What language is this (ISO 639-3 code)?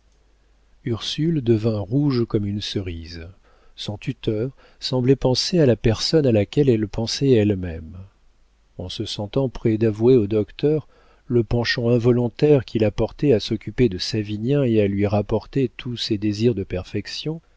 fra